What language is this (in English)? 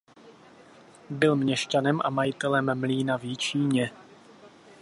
Czech